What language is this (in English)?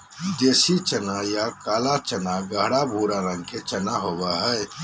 Magahi